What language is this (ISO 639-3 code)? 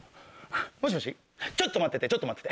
jpn